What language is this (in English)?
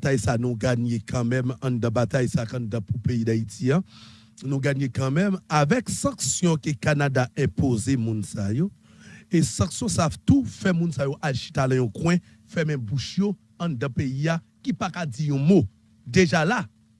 French